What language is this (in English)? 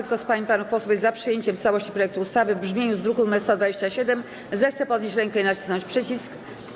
Polish